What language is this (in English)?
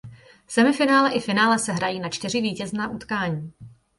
Czech